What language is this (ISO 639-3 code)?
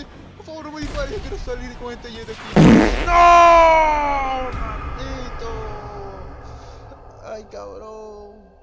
spa